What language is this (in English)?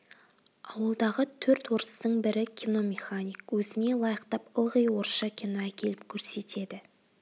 Kazakh